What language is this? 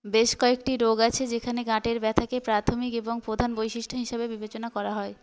Bangla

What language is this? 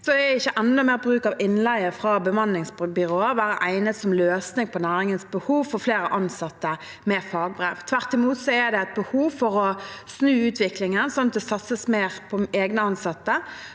Norwegian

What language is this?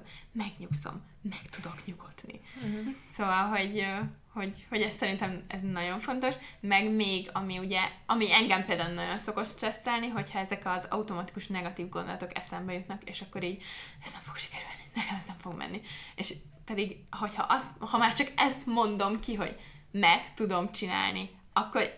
Hungarian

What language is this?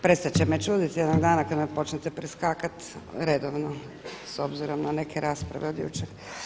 Croatian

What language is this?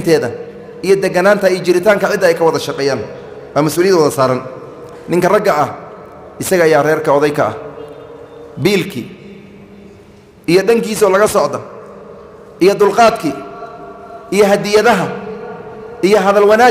Arabic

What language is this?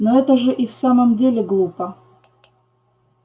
Russian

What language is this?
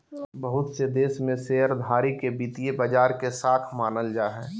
Magahi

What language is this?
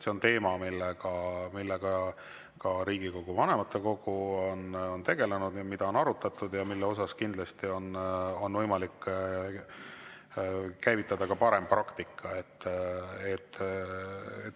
Estonian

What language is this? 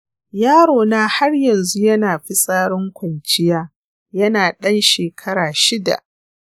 Hausa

